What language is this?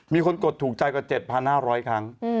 Thai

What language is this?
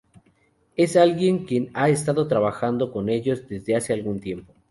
Spanish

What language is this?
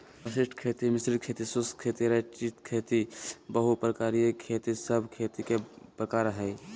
Magahi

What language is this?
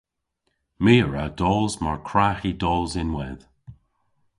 Cornish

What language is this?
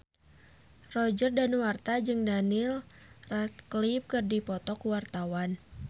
Sundanese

